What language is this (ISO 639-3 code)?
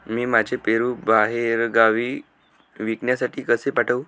mar